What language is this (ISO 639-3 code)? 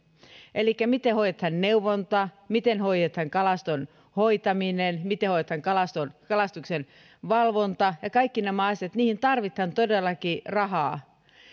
fin